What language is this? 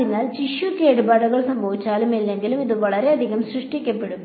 Malayalam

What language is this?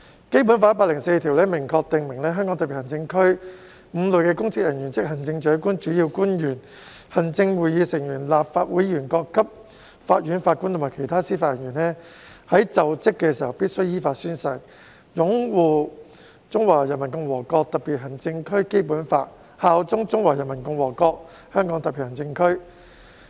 Cantonese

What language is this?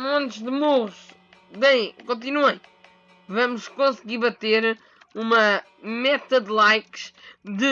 Portuguese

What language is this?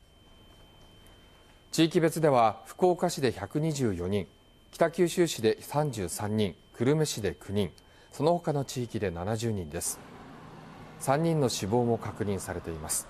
Japanese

